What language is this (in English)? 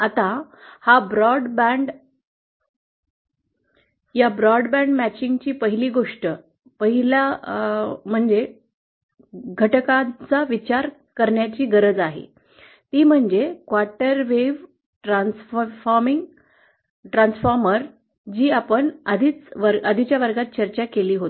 Marathi